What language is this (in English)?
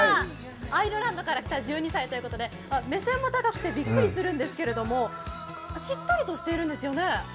Japanese